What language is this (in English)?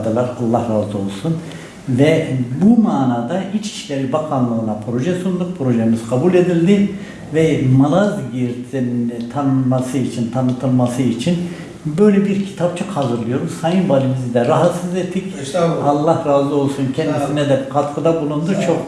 Turkish